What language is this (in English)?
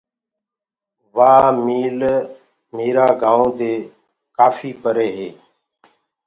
Gurgula